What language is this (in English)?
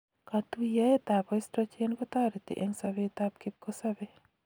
Kalenjin